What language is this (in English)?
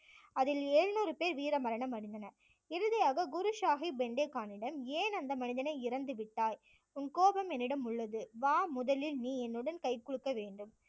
Tamil